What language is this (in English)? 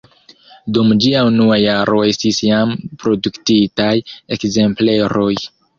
Esperanto